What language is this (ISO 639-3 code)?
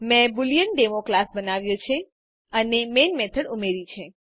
guj